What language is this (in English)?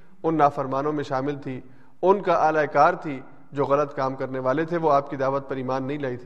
Urdu